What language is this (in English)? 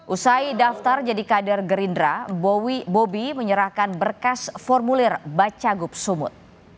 Indonesian